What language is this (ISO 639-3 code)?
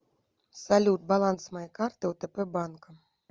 rus